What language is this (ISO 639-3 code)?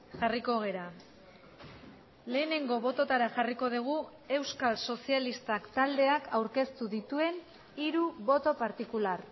eus